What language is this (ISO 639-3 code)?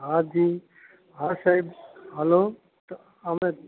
guj